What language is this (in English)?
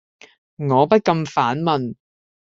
Cantonese